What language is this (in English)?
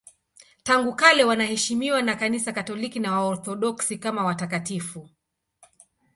Swahili